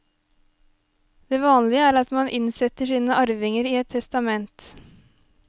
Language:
Norwegian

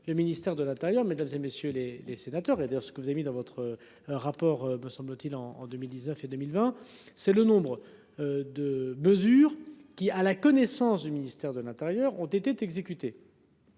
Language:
French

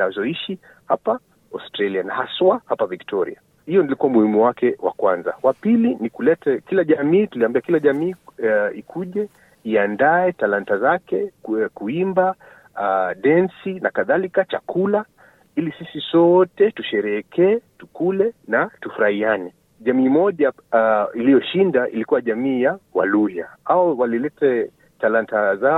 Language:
Swahili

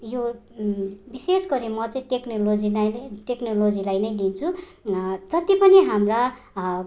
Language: Nepali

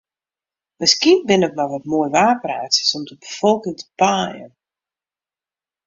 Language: Western Frisian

